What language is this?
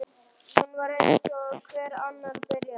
Icelandic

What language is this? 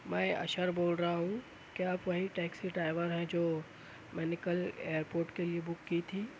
Urdu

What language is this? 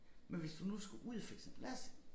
Danish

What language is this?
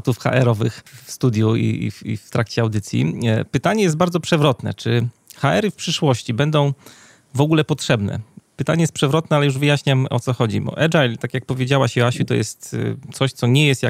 Polish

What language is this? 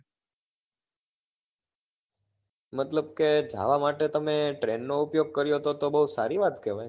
Gujarati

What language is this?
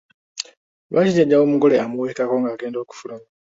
Ganda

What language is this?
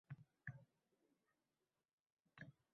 Uzbek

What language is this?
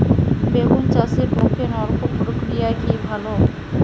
Bangla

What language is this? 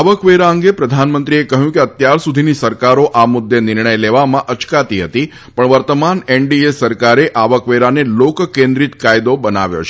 Gujarati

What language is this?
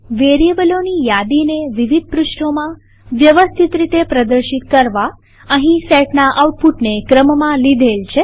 Gujarati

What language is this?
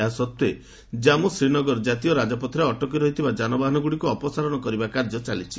Odia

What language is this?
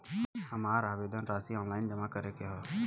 Bhojpuri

